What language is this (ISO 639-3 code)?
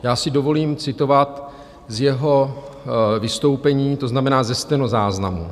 ces